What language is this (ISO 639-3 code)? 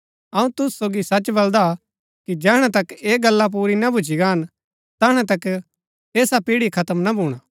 gbk